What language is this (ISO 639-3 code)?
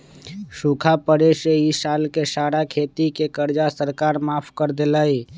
mag